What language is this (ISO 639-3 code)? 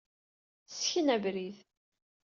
kab